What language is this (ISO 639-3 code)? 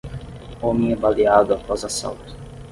por